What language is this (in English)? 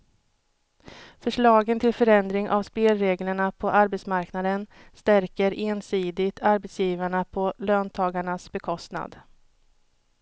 Swedish